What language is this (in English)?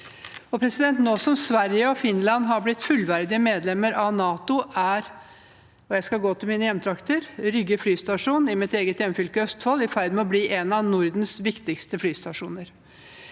Norwegian